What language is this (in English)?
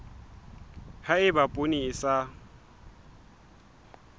Southern Sotho